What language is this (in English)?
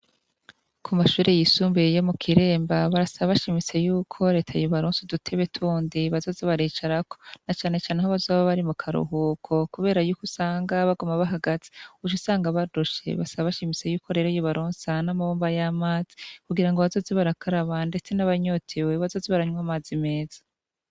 Rundi